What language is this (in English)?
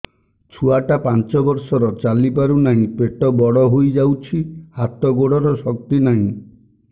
Odia